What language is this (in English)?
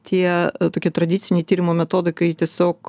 Lithuanian